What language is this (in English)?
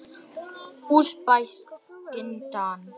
Icelandic